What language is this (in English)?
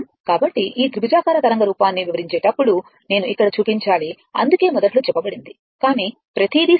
Telugu